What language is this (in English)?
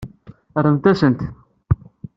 Kabyle